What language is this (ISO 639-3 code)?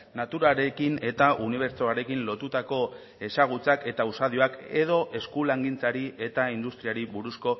eus